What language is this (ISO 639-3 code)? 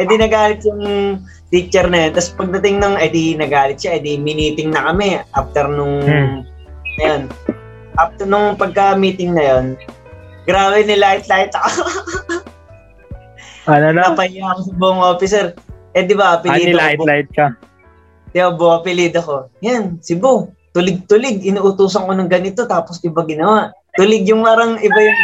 fil